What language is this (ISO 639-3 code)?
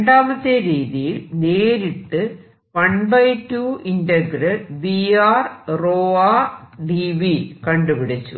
mal